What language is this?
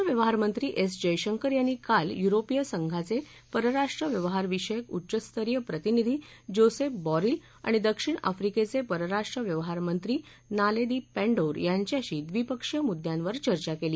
Marathi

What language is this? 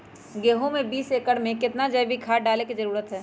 Magahi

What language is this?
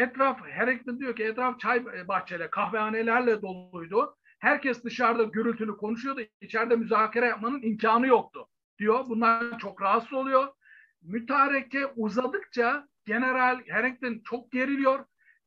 Turkish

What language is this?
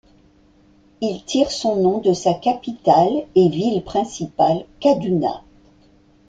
French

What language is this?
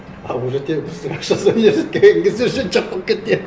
Kazakh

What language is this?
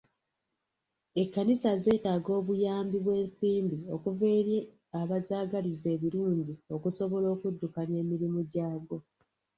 Ganda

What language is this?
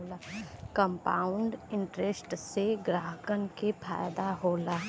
Bhojpuri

